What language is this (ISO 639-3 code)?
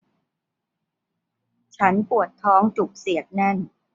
tha